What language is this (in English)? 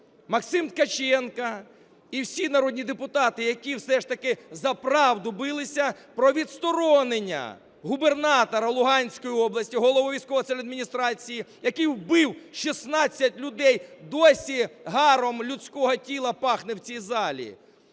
Ukrainian